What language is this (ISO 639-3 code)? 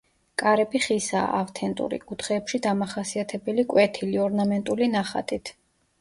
kat